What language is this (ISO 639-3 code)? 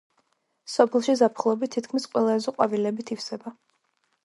kat